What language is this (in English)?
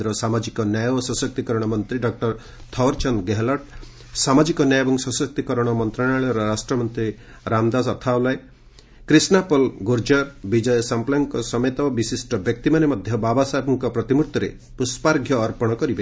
Odia